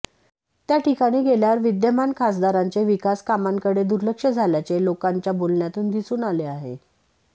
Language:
Marathi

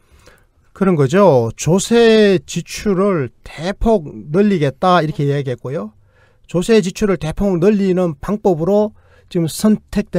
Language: Korean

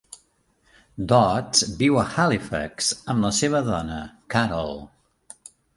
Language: Catalan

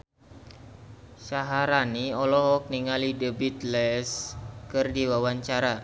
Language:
Sundanese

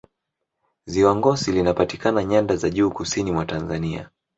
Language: Swahili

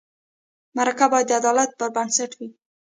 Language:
Pashto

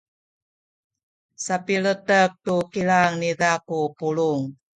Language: Sakizaya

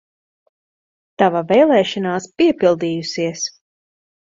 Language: Latvian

